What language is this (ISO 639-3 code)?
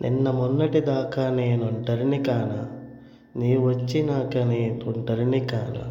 tel